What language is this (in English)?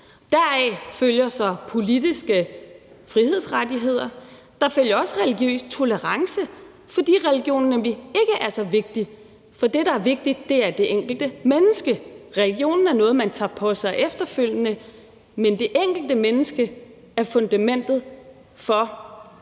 Danish